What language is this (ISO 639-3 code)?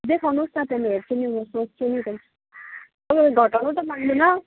nep